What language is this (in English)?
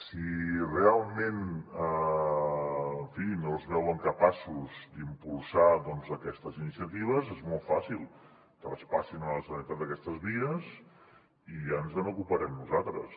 Catalan